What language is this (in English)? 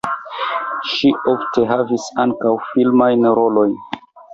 Esperanto